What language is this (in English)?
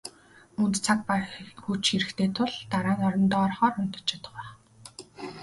Mongolian